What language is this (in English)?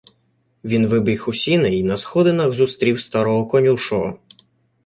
Ukrainian